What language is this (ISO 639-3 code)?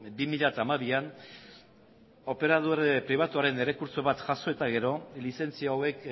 eus